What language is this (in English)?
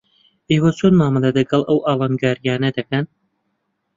Central Kurdish